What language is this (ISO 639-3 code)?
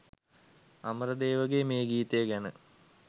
sin